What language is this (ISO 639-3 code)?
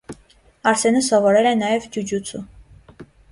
hye